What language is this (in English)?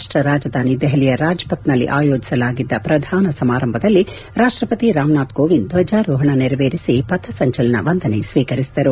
Kannada